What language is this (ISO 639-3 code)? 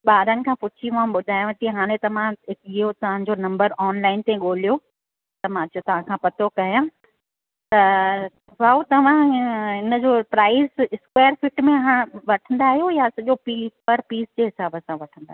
snd